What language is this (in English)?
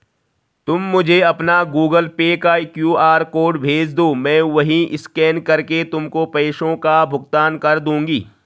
Hindi